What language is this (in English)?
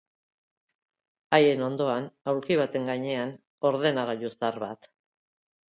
Basque